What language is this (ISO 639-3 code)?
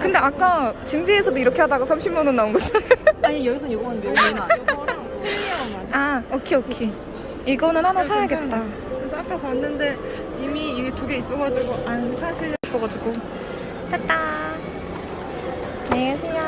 kor